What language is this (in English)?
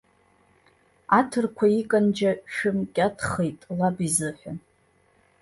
Abkhazian